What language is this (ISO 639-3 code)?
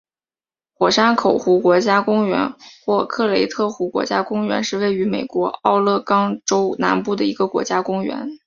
zho